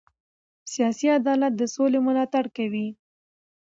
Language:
Pashto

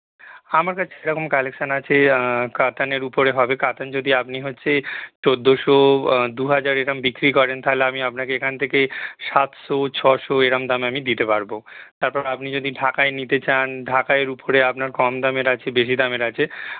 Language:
Bangla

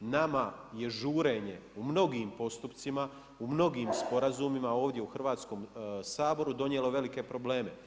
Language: Croatian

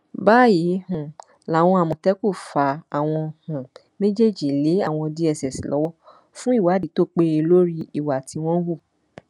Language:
Yoruba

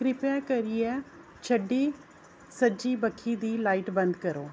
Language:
Dogri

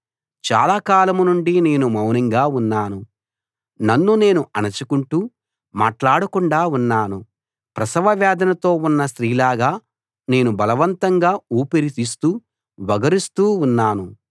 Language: Telugu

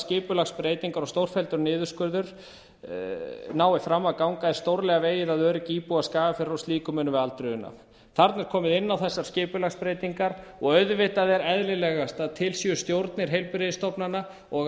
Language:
Icelandic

